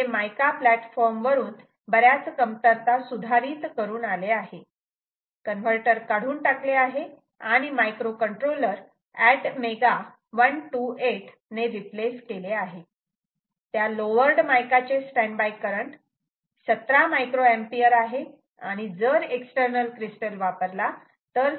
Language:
Marathi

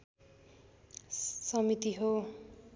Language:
Nepali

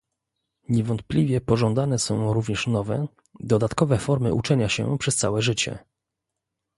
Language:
Polish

